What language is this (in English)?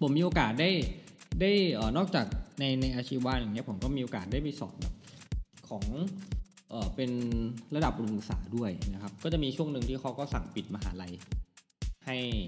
Thai